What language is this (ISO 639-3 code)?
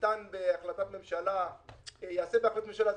heb